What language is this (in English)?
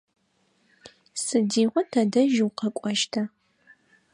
Adyghe